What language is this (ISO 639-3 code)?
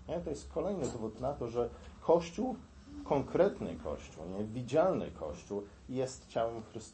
pol